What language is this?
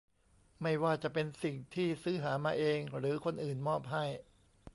Thai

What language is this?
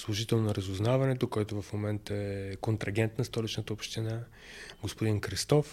Bulgarian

